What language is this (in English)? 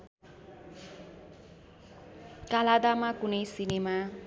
Nepali